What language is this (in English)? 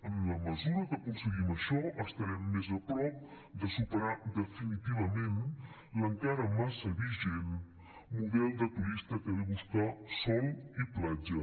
Catalan